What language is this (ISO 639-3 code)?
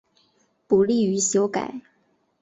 zho